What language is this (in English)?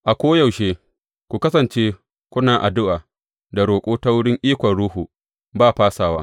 Hausa